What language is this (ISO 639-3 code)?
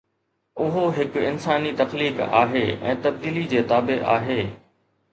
snd